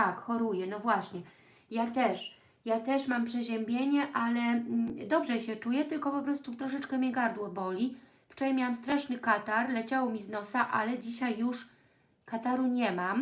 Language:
Polish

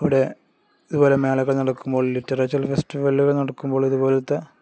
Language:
Malayalam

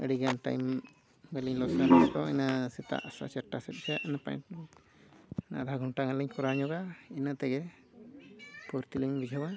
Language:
Santali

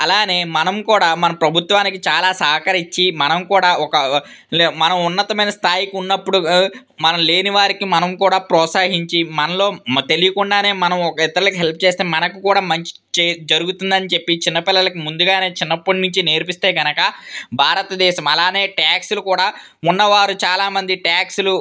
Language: Telugu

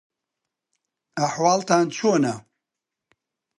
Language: Central Kurdish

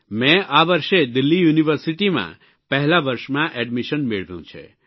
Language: Gujarati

